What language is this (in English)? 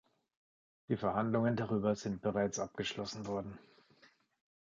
German